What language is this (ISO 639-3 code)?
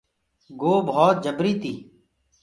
ggg